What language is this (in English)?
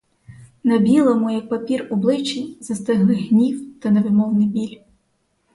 Ukrainian